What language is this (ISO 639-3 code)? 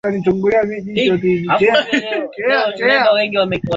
swa